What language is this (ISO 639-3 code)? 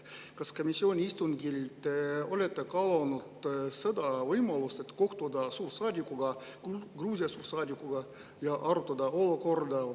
est